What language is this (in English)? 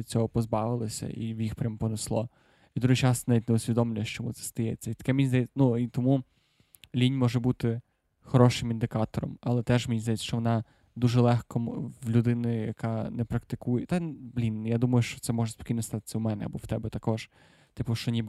Ukrainian